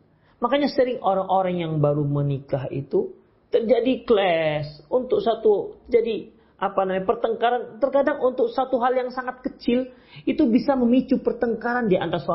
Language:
Indonesian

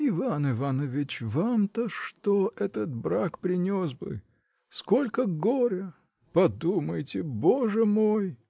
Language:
Russian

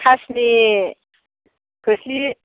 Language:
Bodo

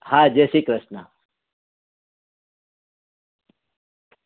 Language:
Gujarati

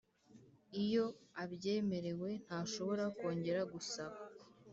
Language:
Kinyarwanda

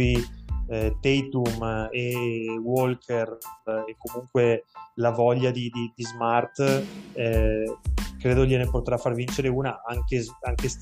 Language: Italian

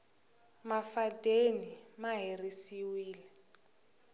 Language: Tsonga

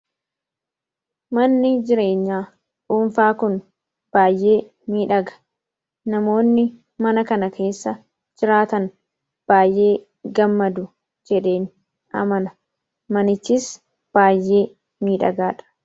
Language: Oromo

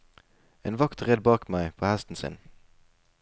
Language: Norwegian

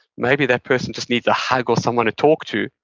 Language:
English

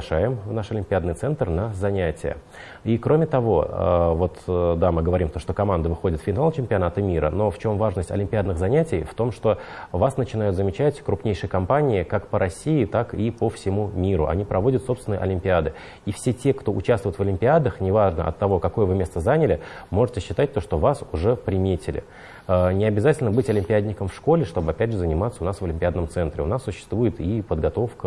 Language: Russian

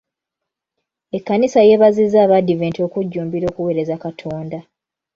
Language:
Ganda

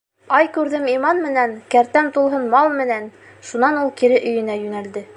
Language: Bashkir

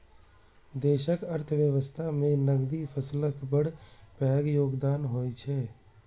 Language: Maithili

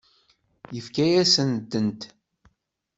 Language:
Kabyle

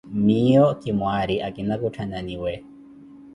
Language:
Koti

